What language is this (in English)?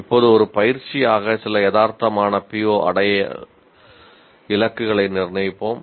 Tamil